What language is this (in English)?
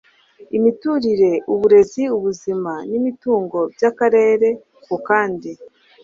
Kinyarwanda